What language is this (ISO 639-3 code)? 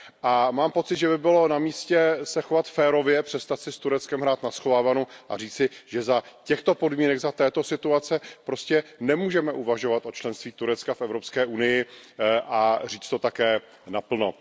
ces